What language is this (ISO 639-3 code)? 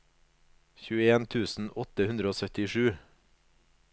nor